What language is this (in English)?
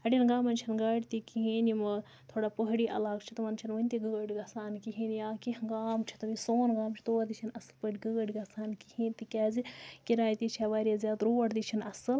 Kashmiri